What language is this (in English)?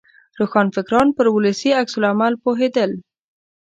Pashto